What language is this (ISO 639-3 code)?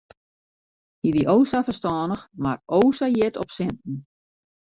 fry